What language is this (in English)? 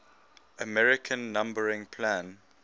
English